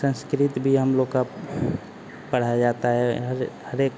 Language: Hindi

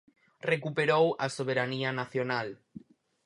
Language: Galician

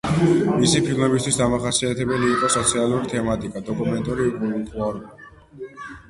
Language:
Georgian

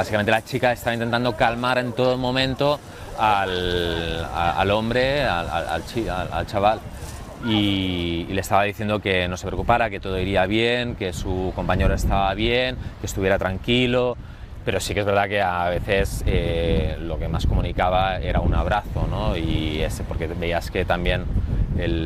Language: Spanish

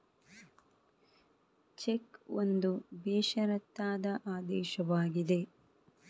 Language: Kannada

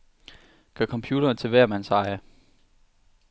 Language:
Danish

